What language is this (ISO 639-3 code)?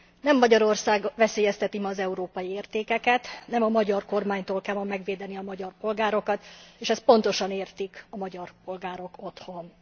hun